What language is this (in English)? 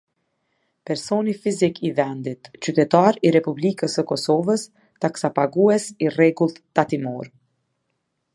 Albanian